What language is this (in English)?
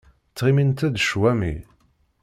Kabyle